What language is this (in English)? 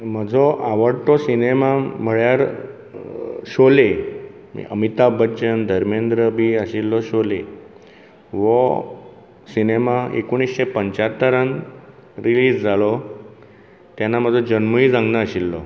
Konkani